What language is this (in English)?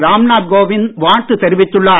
Tamil